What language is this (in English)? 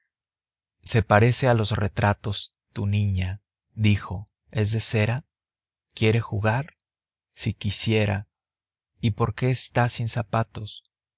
Spanish